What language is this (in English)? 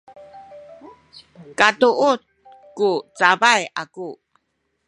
Sakizaya